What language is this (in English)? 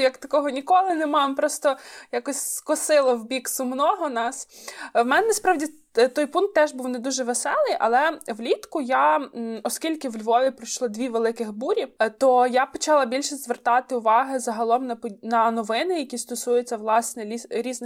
Ukrainian